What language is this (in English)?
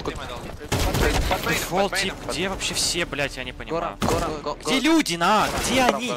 Russian